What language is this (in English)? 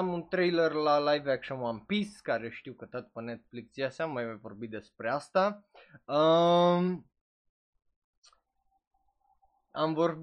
Romanian